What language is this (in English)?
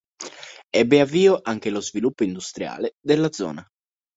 Italian